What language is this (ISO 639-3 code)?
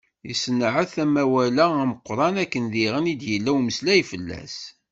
kab